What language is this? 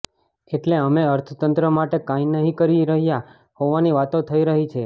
Gujarati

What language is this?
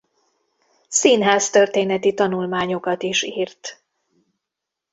Hungarian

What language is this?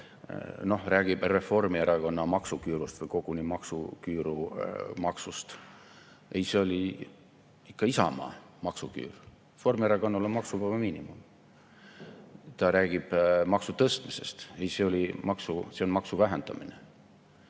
Estonian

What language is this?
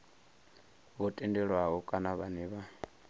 Venda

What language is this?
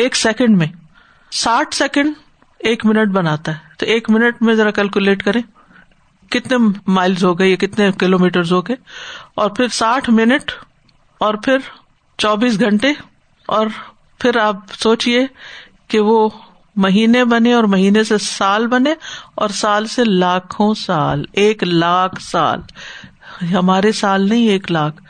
Urdu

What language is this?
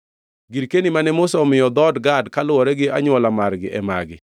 Luo (Kenya and Tanzania)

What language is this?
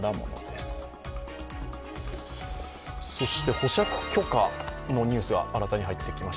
Japanese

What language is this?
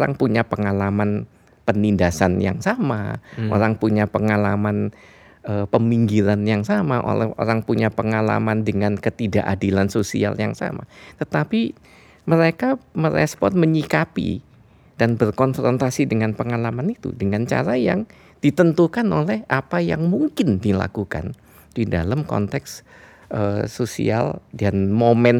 Indonesian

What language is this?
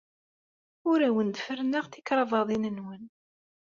Kabyle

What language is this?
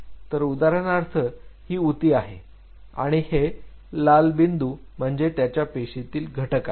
Marathi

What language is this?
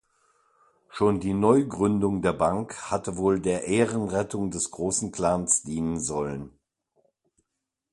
German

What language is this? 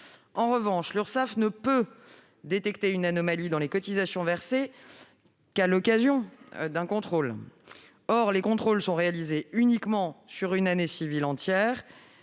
French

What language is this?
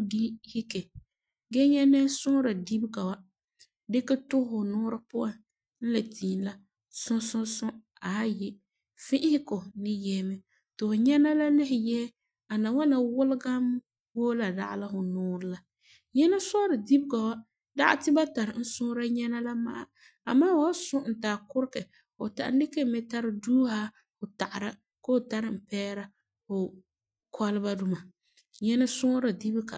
Frafra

